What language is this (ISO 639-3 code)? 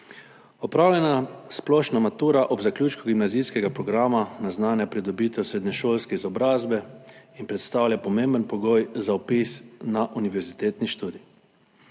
slv